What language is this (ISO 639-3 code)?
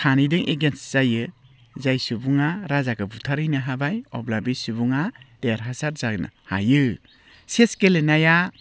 brx